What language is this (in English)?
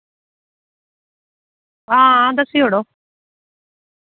Dogri